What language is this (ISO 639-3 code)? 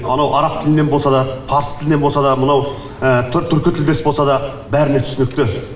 kaz